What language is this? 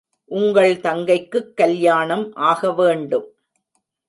Tamil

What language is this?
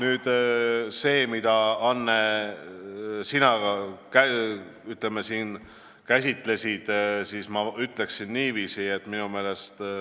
Estonian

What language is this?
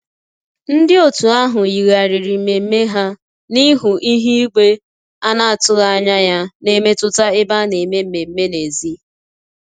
Igbo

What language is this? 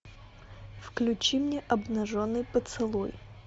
Russian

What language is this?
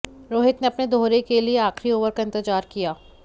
Hindi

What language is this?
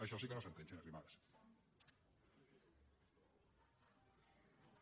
Catalan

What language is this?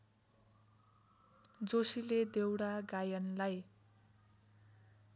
Nepali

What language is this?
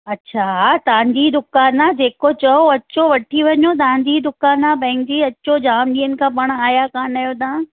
Sindhi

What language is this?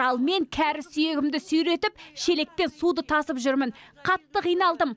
Kazakh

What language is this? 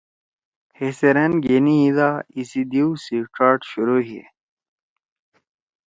Torwali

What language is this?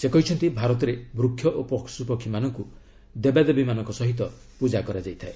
Odia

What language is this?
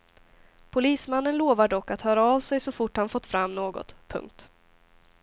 Swedish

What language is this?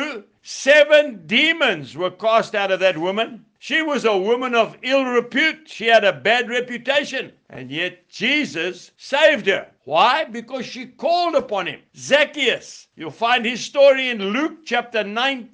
English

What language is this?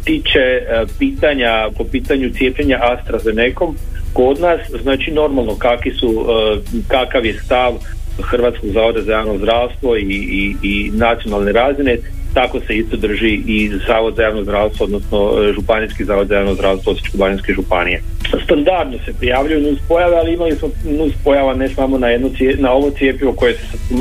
Croatian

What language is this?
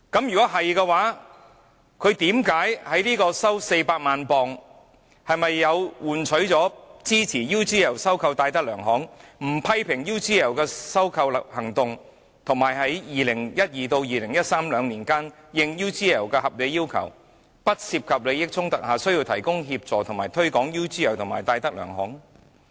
Cantonese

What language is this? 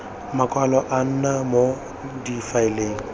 Tswana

